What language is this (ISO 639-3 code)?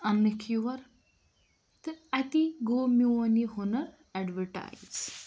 kas